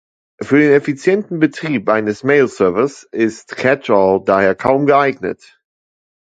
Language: German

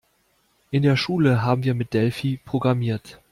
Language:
German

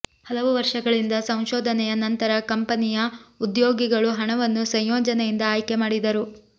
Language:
Kannada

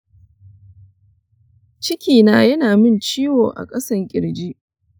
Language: Hausa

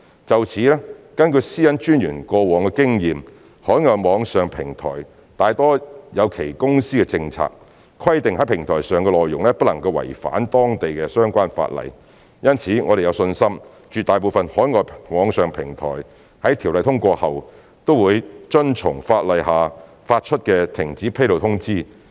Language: Cantonese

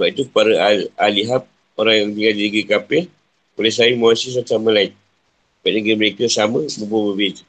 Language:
Malay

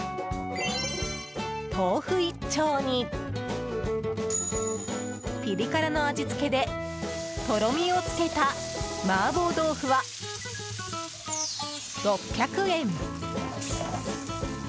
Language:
Japanese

